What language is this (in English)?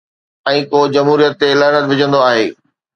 Sindhi